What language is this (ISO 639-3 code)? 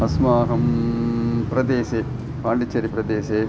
san